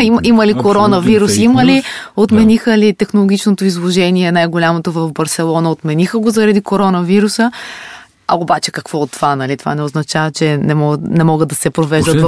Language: Bulgarian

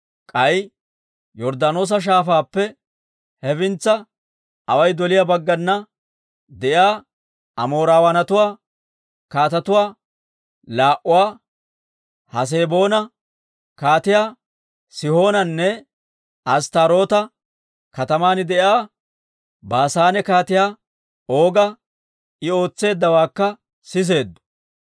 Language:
Dawro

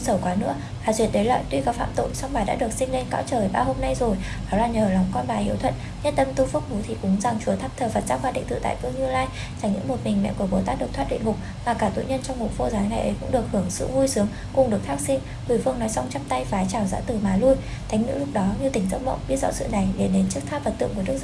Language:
Vietnamese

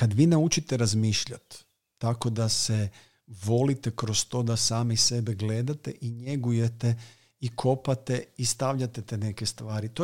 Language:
Croatian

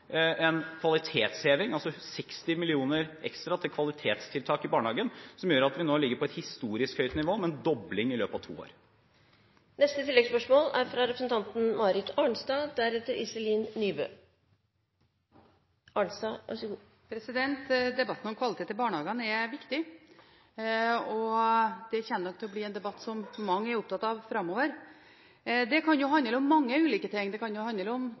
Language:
Norwegian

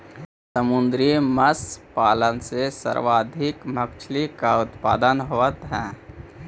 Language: Magahi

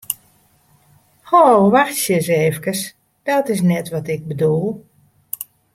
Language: Western Frisian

